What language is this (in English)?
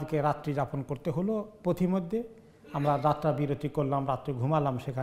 Arabic